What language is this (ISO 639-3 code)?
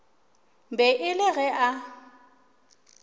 nso